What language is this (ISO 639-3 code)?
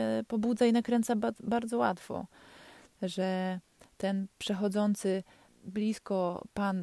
pol